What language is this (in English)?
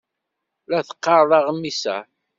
Kabyle